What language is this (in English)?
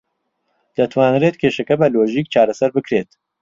Central Kurdish